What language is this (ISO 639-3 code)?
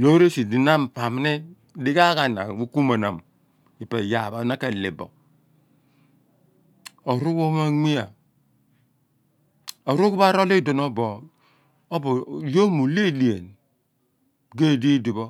abn